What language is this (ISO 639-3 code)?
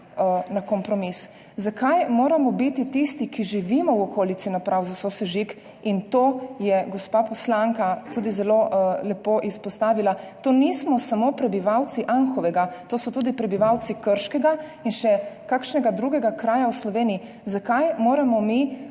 slv